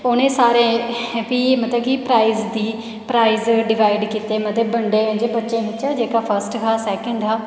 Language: Dogri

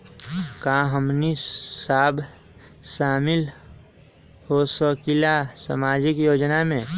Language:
Magahi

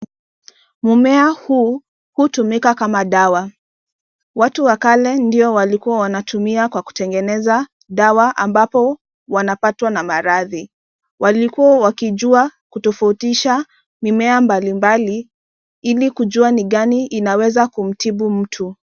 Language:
Swahili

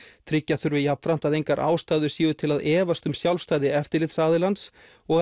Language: Icelandic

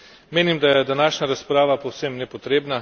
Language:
Slovenian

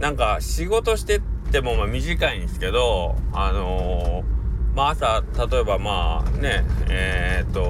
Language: Japanese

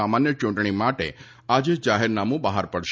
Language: Gujarati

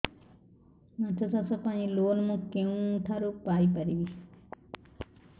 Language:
Odia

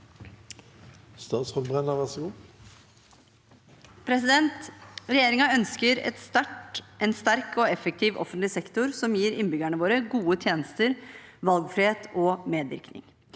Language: Norwegian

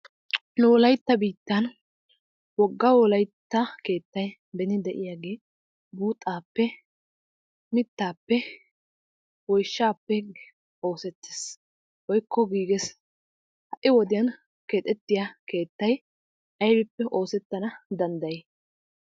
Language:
Wolaytta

